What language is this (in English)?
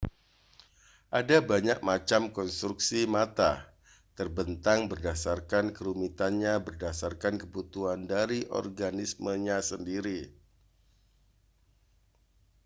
Indonesian